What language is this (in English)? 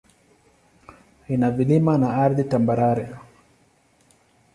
Swahili